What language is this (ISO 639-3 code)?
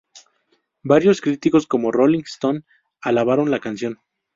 spa